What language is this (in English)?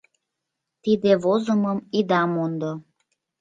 Mari